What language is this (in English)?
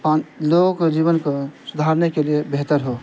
Urdu